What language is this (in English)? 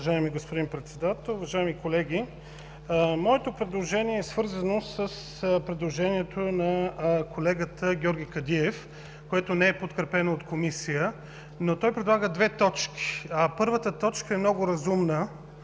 Bulgarian